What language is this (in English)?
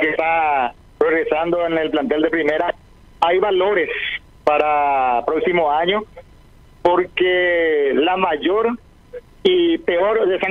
Spanish